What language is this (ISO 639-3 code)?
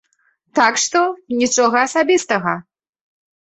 bel